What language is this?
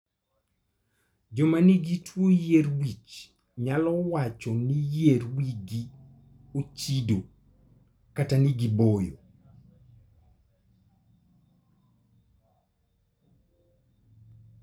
Luo (Kenya and Tanzania)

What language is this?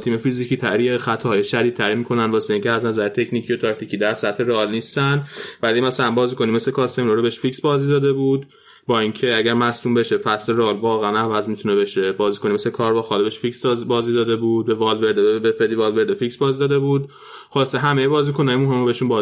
Persian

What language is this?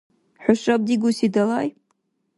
Dargwa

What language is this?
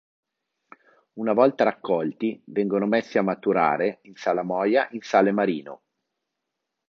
Italian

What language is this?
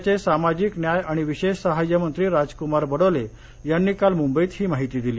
Marathi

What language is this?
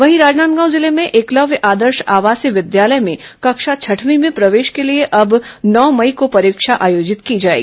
Hindi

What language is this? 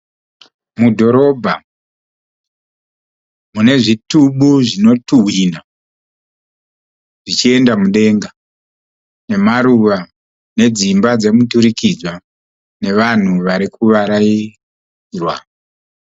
Shona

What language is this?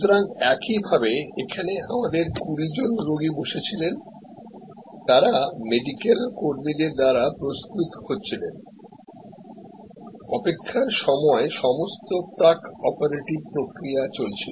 Bangla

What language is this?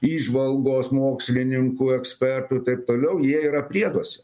Lithuanian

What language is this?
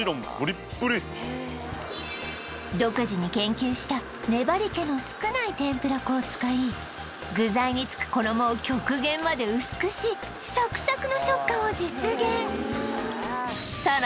Japanese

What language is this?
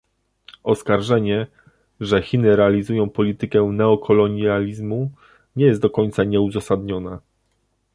Polish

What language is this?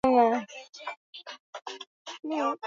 Swahili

